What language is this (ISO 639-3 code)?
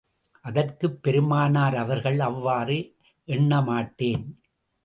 tam